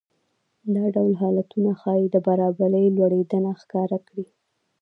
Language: Pashto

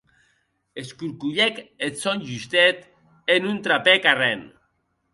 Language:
Occitan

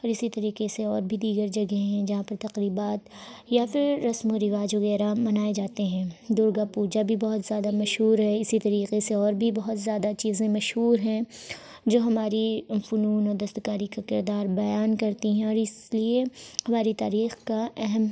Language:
Urdu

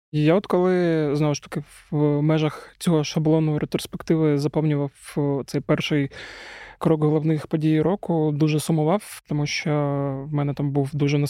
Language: Ukrainian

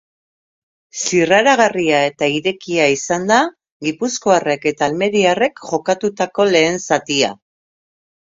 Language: Basque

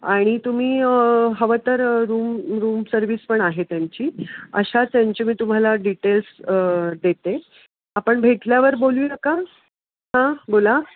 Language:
Marathi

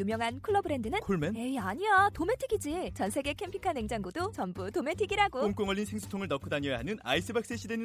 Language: Korean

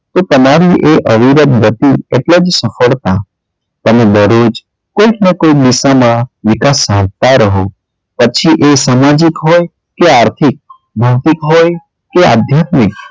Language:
Gujarati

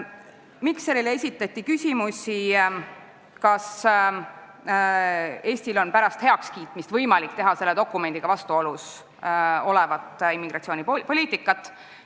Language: Estonian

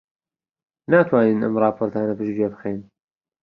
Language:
Central Kurdish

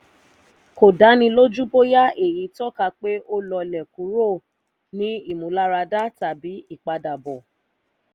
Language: Yoruba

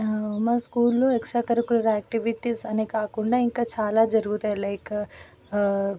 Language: Telugu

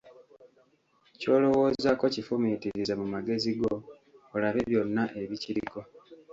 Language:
Ganda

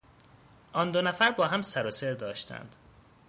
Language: Persian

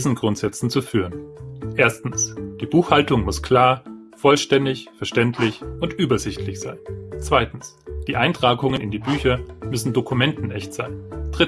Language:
German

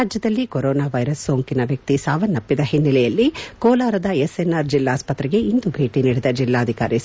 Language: Kannada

